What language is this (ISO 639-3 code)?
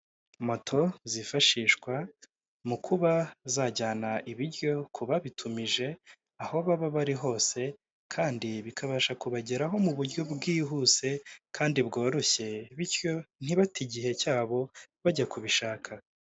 kin